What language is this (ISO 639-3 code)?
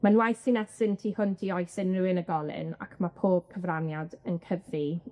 cym